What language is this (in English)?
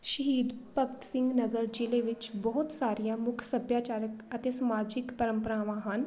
Punjabi